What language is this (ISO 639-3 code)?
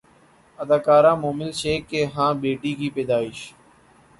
urd